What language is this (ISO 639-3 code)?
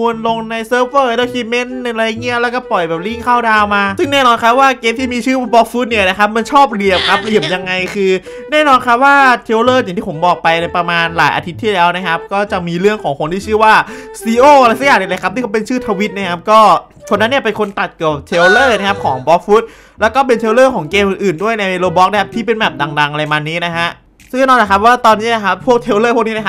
tha